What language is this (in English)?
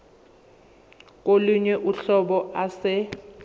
Zulu